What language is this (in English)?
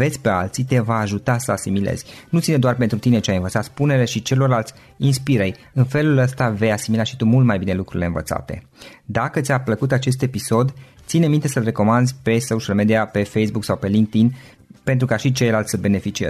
Romanian